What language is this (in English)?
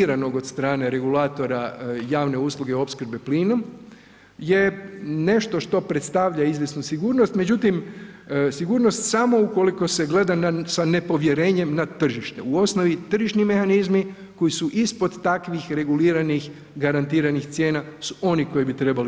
Croatian